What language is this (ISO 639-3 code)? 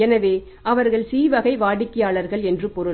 tam